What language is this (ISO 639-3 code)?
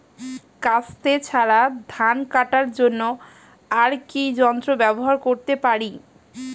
ben